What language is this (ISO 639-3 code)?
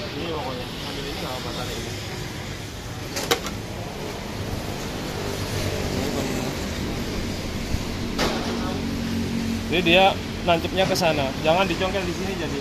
ind